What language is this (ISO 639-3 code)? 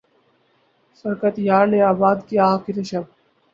urd